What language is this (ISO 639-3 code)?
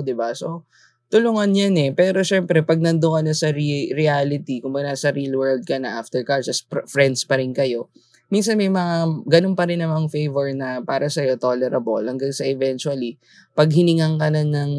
fil